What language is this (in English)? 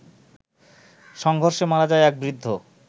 Bangla